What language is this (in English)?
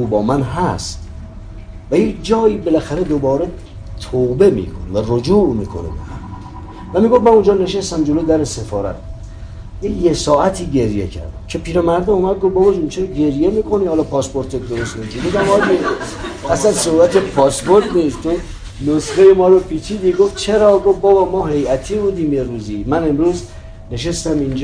Persian